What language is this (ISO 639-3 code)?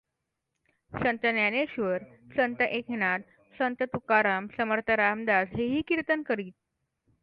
mar